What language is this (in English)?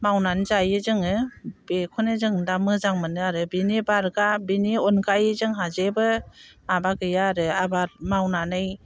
Bodo